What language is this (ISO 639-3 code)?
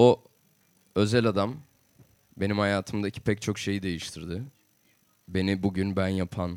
tur